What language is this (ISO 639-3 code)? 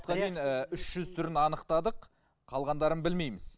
kaz